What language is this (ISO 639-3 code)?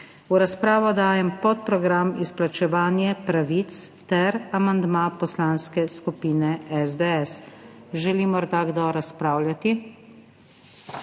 slv